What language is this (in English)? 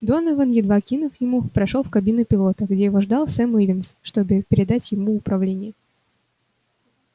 Russian